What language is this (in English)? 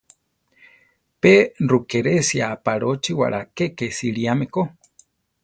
Central Tarahumara